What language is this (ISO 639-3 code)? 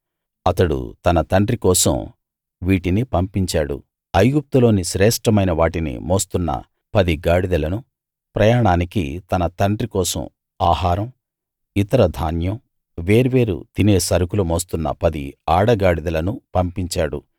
tel